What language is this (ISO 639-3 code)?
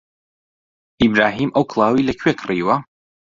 ckb